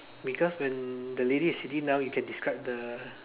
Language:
English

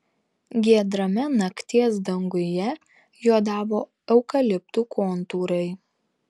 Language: Lithuanian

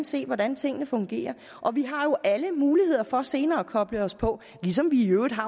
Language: Danish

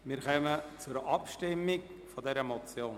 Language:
Swiss German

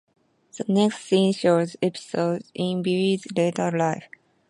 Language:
English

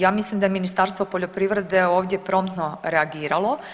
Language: Croatian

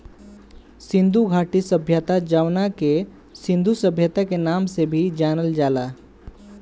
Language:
Bhojpuri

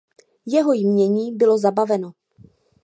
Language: Czech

